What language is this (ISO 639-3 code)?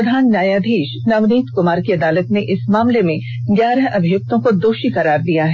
hin